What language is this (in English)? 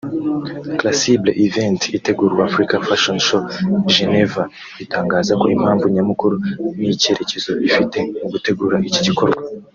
Kinyarwanda